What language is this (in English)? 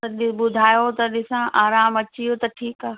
Sindhi